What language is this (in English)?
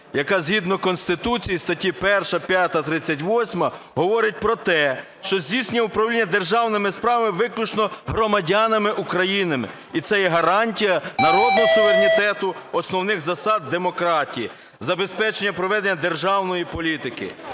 Ukrainian